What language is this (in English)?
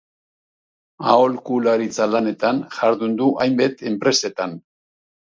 Basque